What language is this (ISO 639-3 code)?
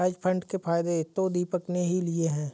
hin